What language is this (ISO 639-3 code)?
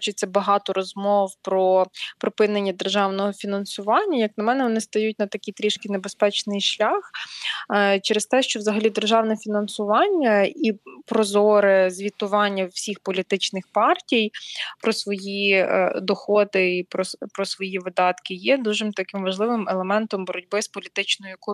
ukr